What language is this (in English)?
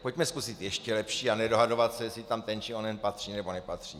Czech